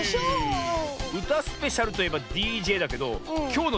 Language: Japanese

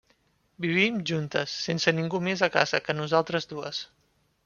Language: Catalan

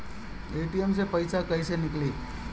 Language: Bhojpuri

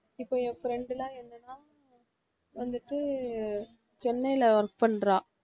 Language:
Tamil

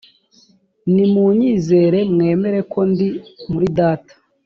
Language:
Kinyarwanda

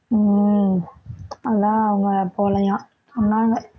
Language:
Tamil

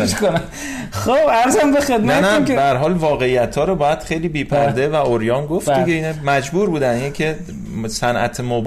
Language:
Persian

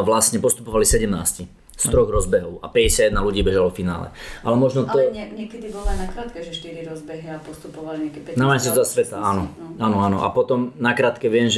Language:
Slovak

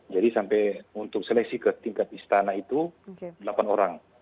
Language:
Indonesian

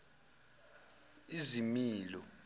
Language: Zulu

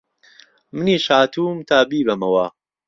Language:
Central Kurdish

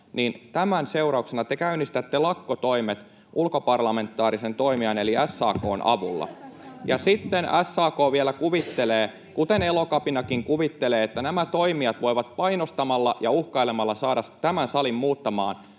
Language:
Finnish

